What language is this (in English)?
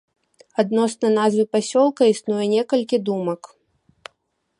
Belarusian